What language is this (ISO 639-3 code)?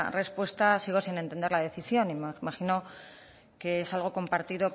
spa